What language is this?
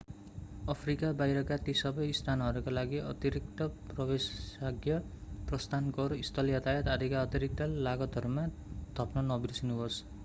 Nepali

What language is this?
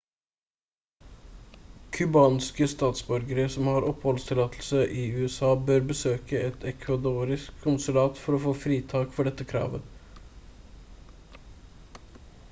Norwegian Bokmål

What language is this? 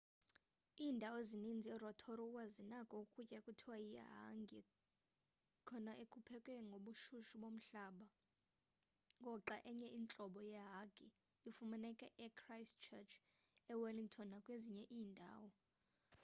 Xhosa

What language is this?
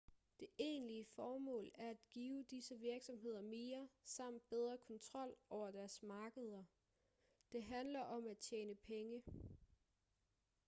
Danish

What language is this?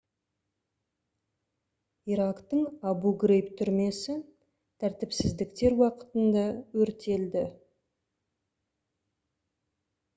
Kazakh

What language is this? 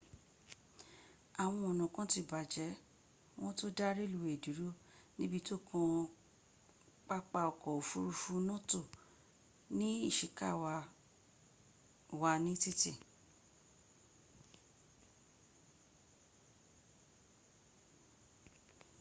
Yoruba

